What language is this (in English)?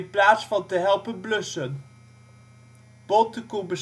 Dutch